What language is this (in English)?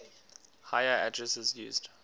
English